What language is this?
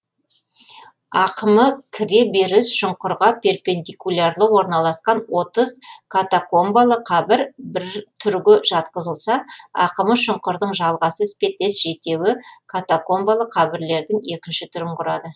Kazakh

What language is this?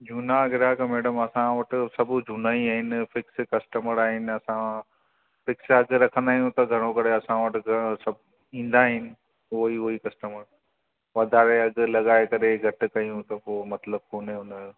Sindhi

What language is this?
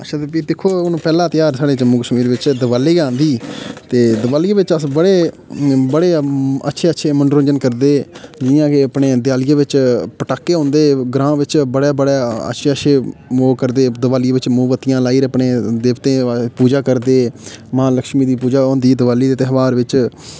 Dogri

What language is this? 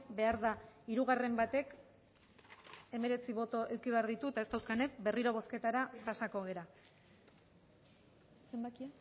Basque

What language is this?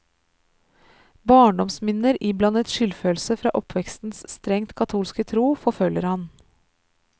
Norwegian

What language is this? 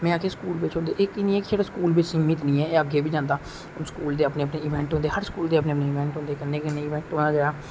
Dogri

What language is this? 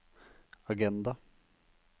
Norwegian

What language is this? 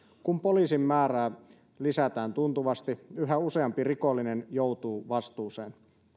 Finnish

